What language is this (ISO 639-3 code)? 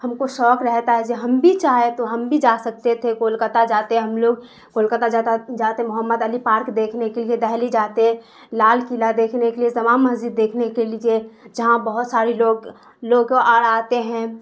urd